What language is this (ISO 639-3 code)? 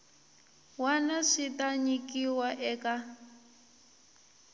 tso